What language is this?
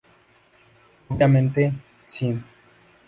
Spanish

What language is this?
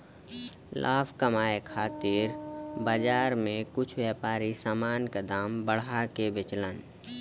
Bhojpuri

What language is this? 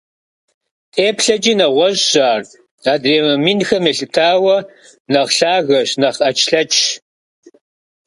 Kabardian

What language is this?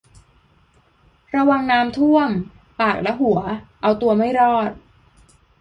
Thai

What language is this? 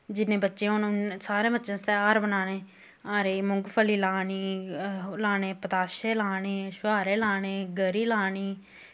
Dogri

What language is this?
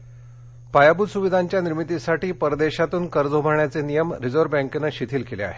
Marathi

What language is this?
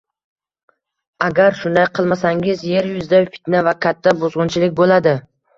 Uzbek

